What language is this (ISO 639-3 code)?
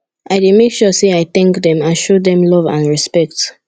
pcm